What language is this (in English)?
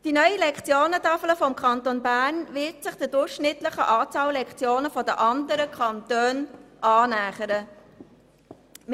Swiss German